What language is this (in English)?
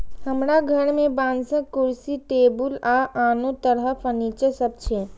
Maithili